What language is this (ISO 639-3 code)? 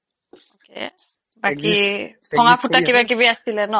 asm